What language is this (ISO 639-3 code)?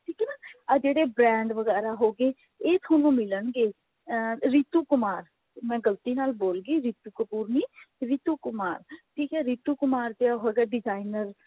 pan